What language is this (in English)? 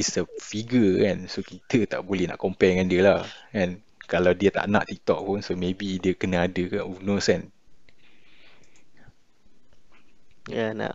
Malay